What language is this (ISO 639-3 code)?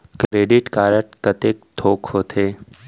hne